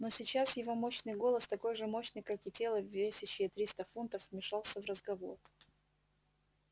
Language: Russian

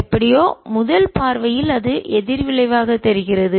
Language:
Tamil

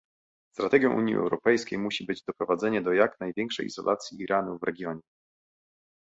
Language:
Polish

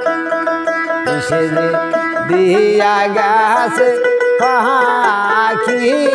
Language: Thai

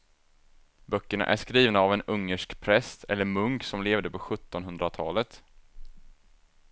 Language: Swedish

